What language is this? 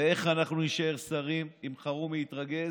Hebrew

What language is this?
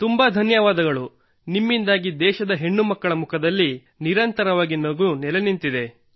Kannada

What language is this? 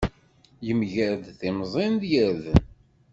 Kabyle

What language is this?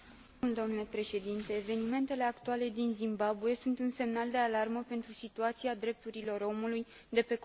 Romanian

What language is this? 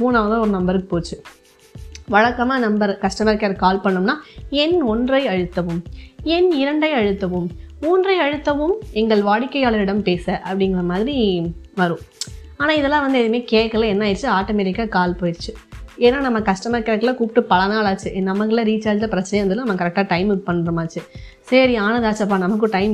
Tamil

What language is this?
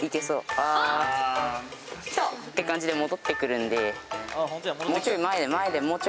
Japanese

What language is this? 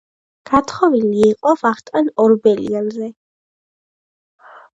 Georgian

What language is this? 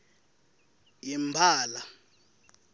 Swati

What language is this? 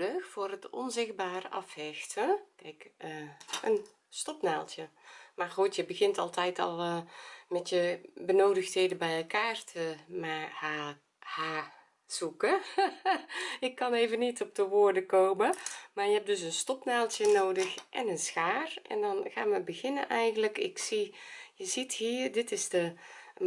Dutch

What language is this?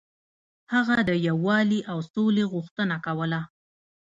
Pashto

